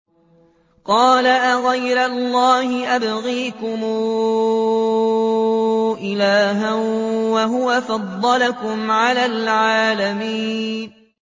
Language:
Arabic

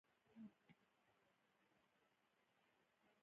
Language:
Pashto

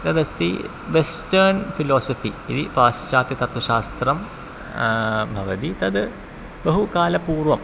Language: Sanskrit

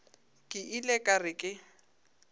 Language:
Northern Sotho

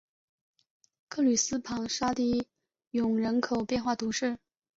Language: Chinese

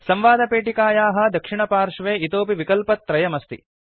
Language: Sanskrit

